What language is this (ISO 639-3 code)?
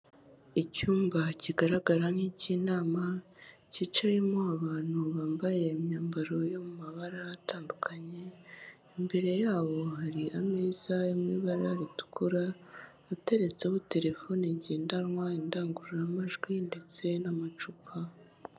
kin